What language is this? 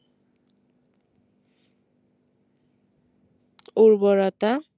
Bangla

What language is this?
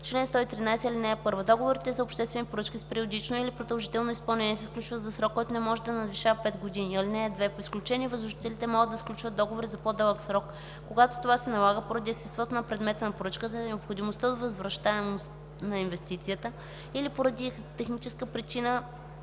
Bulgarian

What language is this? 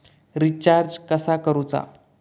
Marathi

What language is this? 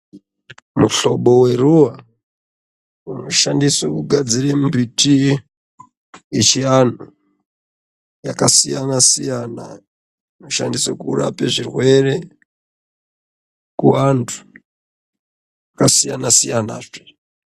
Ndau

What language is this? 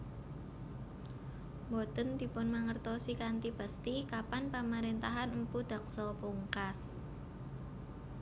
Javanese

